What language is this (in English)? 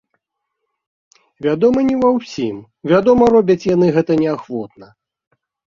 Belarusian